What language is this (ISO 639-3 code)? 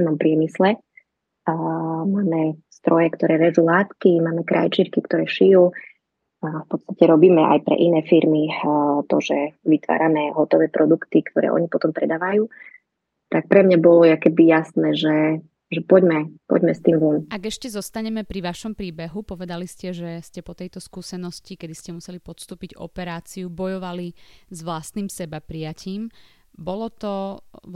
slk